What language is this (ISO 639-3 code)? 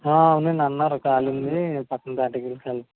tel